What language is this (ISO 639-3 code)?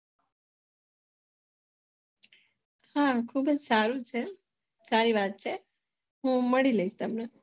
guj